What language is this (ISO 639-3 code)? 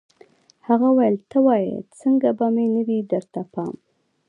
pus